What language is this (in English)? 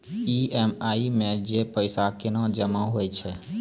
Maithili